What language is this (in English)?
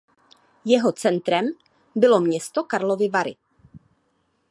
Czech